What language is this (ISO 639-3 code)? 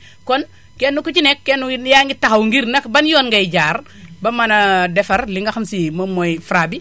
wol